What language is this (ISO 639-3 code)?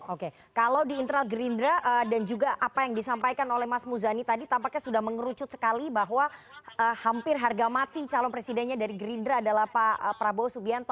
ind